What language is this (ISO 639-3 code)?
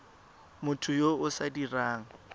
tsn